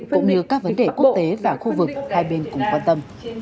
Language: Vietnamese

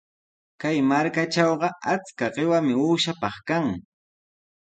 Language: Sihuas Ancash Quechua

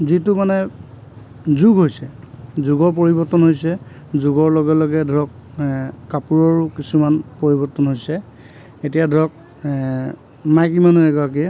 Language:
Assamese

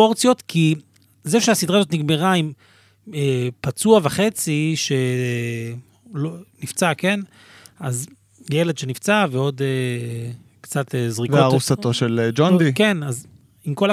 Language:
Hebrew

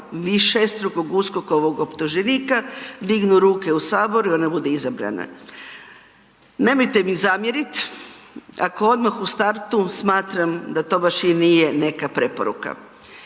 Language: Croatian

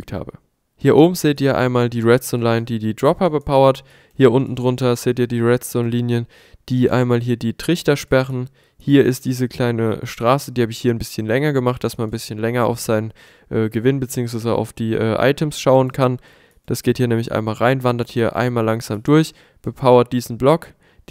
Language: German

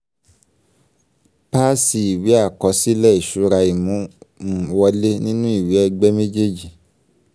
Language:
Yoruba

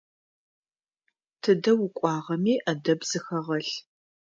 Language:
Adyghe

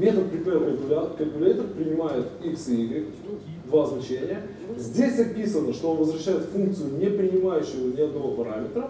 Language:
Russian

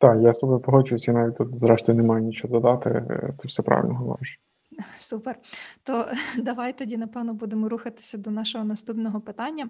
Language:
Ukrainian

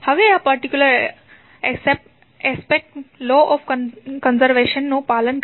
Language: Gujarati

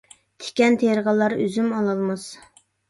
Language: Uyghur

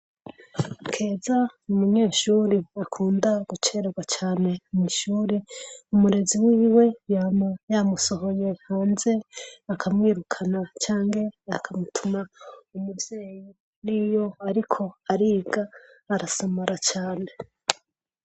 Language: Rundi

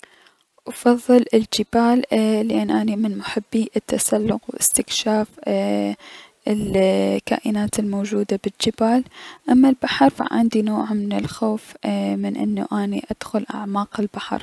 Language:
Mesopotamian Arabic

